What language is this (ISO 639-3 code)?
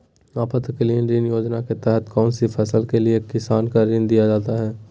mag